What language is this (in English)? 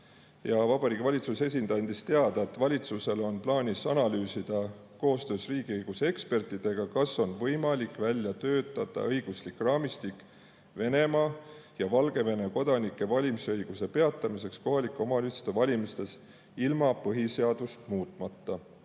Estonian